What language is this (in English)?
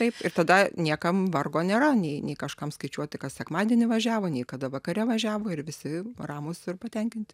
Lithuanian